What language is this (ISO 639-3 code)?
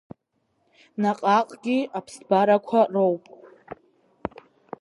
abk